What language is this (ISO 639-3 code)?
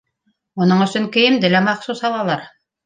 bak